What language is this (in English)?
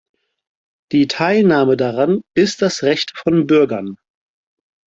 German